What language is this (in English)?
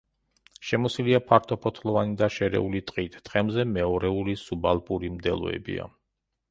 Georgian